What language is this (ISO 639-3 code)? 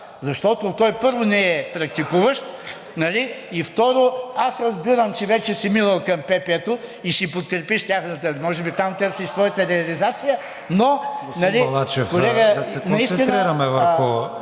bul